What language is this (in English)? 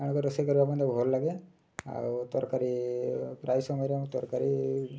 Odia